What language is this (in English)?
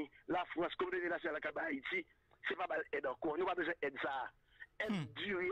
French